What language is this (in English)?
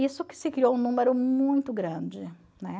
Portuguese